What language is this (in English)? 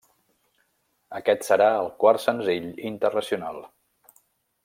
Catalan